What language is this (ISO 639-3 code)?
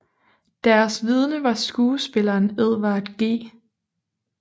dan